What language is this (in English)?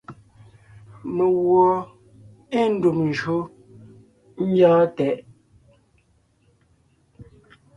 Ngiemboon